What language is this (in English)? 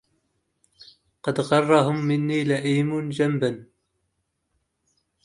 Arabic